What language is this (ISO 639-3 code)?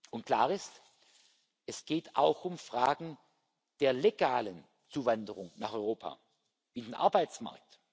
deu